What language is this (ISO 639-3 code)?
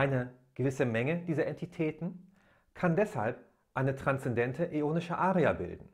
deu